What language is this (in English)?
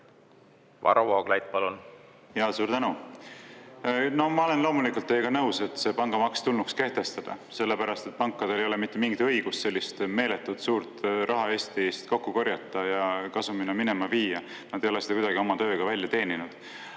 Estonian